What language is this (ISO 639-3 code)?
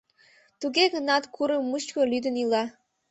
chm